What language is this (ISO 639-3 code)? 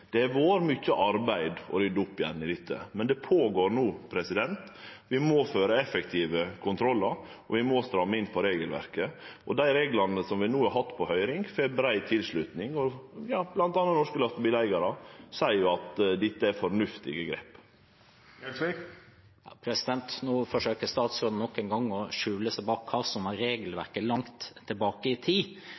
nor